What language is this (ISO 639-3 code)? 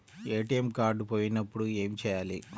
tel